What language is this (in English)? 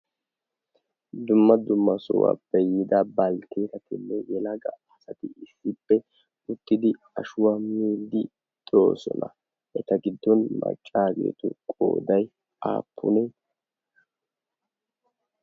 Wolaytta